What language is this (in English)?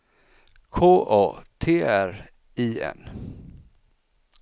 Swedish